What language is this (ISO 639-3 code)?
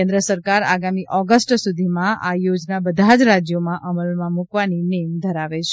guj